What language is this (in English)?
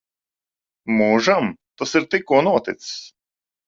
Latvian